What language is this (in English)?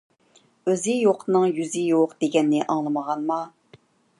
Uyghur